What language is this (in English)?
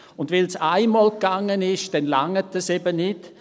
Swiss German